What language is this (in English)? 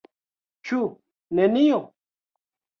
Esperanto